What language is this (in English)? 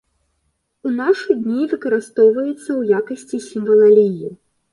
Belarusian